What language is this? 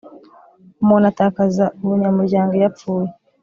Kinyarwanda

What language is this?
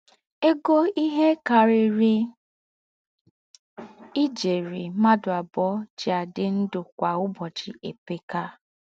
Igbo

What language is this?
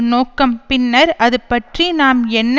Tamil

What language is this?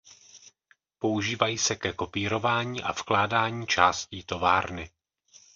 Czech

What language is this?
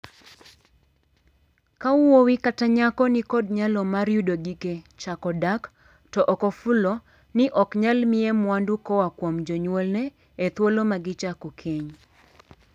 Luo (Kenya and Tanzania)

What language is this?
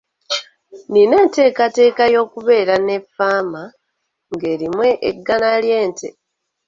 Ganda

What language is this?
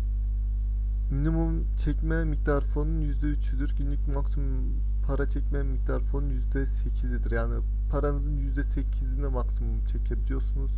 Turkish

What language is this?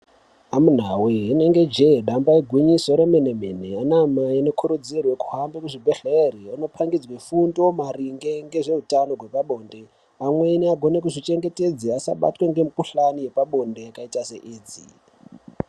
Ndau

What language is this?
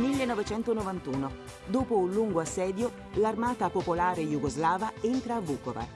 Italian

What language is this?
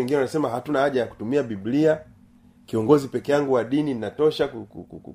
Swahili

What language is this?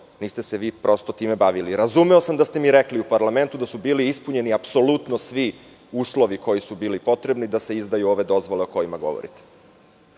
Serbian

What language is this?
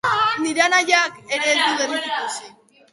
Basque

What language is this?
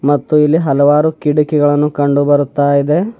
Kannada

